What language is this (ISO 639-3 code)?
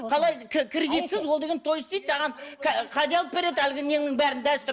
kaz